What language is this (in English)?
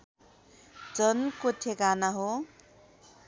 Nepali